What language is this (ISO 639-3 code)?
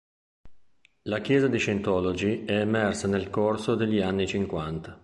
ita